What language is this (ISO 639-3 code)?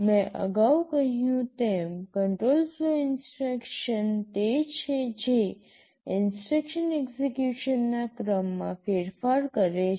guj